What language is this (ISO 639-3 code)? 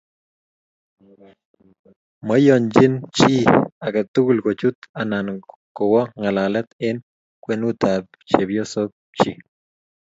kln